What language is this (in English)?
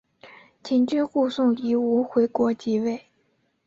Chinese